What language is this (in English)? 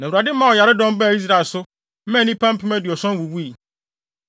Akan